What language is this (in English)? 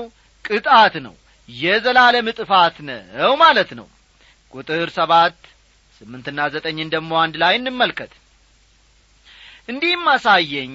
Amharic